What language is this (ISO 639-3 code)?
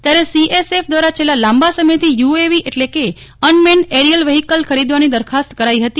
guj